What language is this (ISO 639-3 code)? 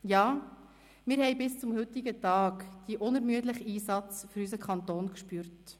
gsw